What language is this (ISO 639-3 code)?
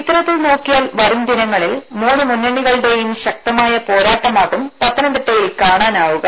mal